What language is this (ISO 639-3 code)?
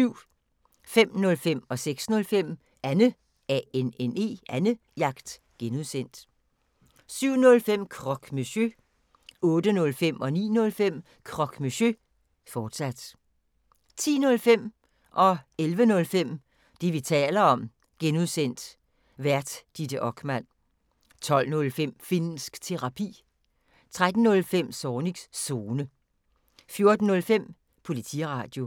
dan